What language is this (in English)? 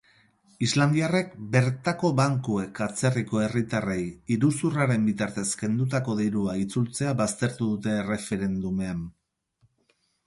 Basque